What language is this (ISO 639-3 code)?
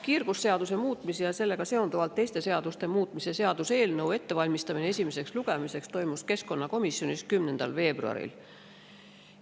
est